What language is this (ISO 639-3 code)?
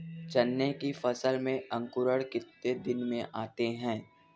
hin